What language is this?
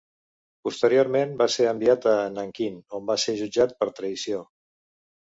Catalan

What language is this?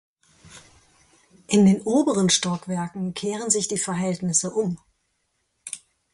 German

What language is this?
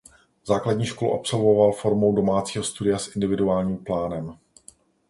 Czech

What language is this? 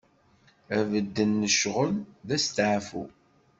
Kabyle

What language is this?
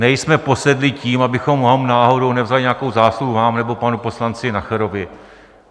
Czech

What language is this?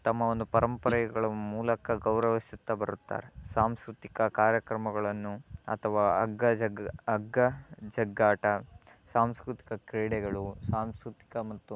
Kannada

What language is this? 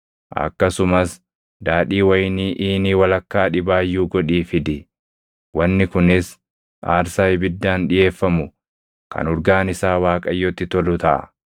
Oromo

